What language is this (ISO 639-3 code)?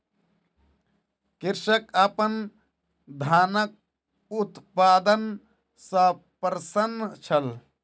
mai